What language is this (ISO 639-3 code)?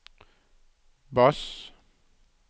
nor